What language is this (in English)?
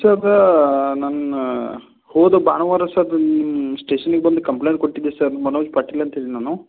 Kannada